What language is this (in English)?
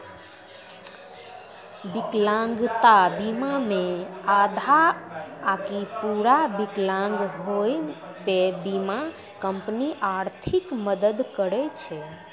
Maithili